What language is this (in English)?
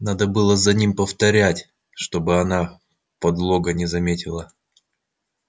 Russian